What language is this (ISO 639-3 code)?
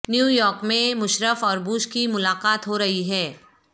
urd